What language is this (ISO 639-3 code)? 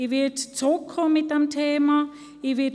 gsw